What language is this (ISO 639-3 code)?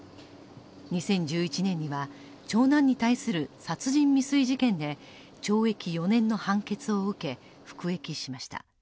jpn